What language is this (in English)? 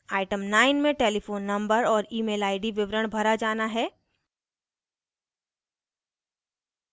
Hindi